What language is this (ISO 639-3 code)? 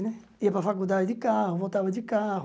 por